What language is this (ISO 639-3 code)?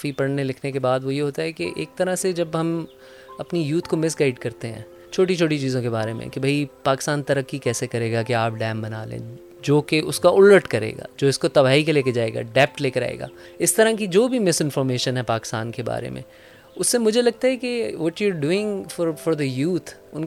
urd